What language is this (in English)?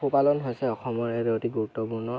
Assamese